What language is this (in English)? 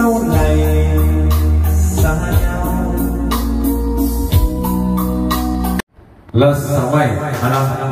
Vietnamese